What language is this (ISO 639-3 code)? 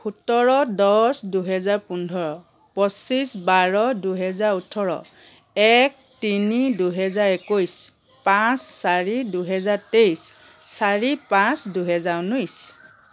asm